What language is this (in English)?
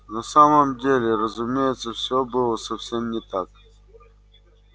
Russian